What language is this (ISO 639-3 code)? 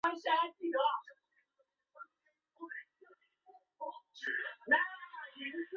zho